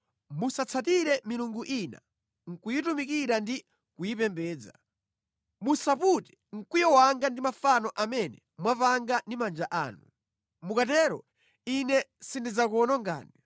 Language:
Nyanja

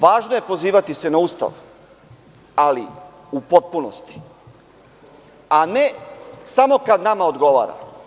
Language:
Serbian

